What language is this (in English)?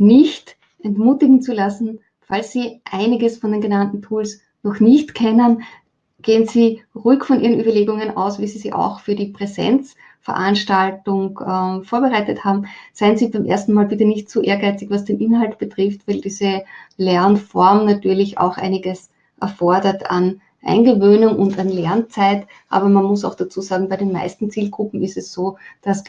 German